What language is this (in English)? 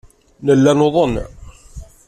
Kabyle